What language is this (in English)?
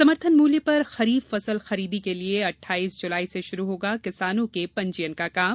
Hindi